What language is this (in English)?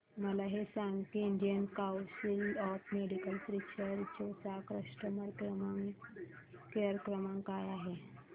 Marathi